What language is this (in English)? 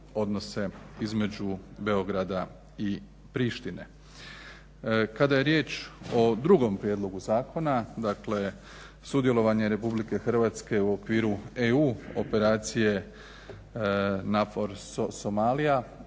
Croatian